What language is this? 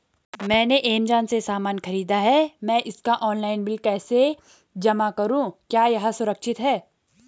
Hindi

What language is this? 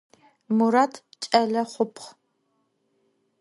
Adyghe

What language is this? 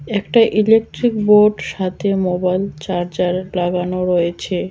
Bangla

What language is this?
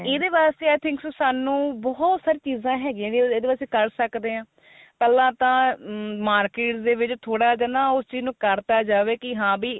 Punjabi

